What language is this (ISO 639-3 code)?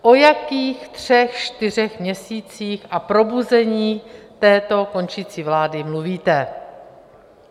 ces